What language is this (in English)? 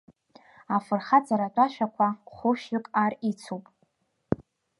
Abkhazian